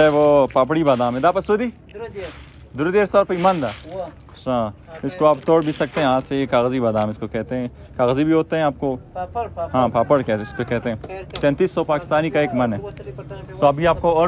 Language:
Romanian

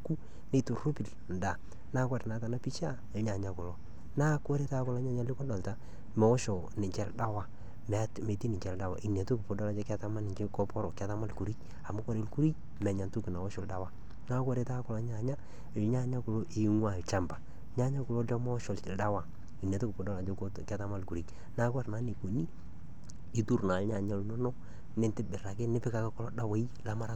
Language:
Masai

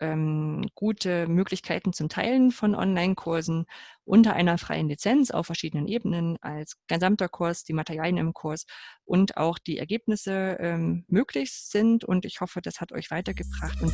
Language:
German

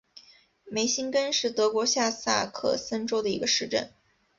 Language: Chinese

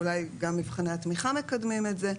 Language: Hebrew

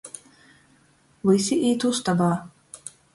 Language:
Latgalian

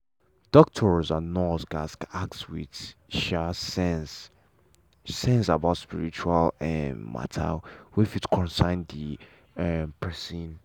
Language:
Nigerian Pidgin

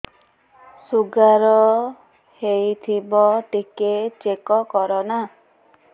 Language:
Odia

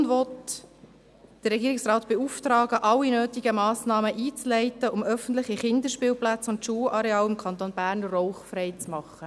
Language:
Swiss German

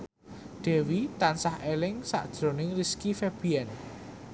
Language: Javanese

